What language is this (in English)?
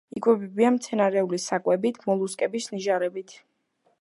Georgian